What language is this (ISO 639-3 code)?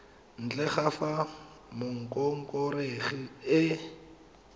tsn